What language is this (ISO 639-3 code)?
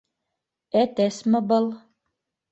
bak